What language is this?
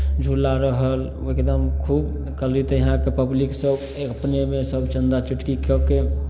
Maithili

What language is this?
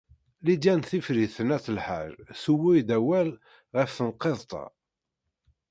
Kabyle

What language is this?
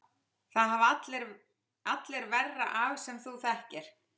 Icelandic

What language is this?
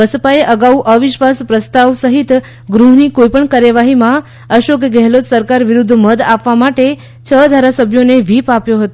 Gujarati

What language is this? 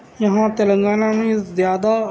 Urdu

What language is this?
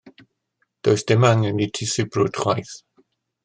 Welsh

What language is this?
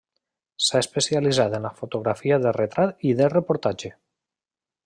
Catalan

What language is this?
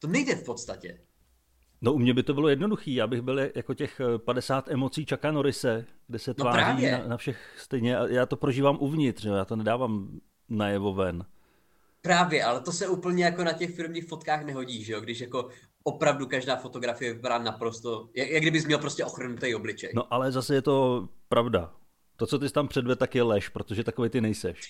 Czech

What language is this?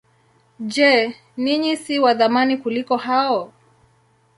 Swahili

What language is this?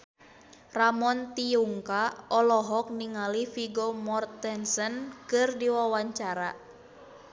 Sundanese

